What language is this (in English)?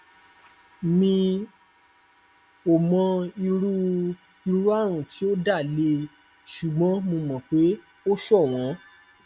Yoruba